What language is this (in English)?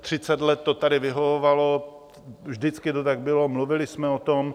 Czech